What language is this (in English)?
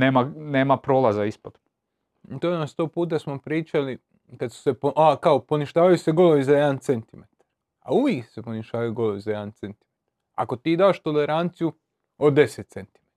Croatian